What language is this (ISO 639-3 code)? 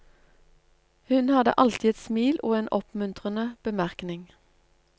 nor